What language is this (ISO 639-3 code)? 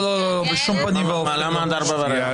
heb